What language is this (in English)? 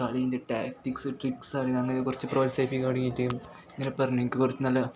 Malayalam